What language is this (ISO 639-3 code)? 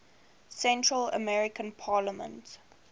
eng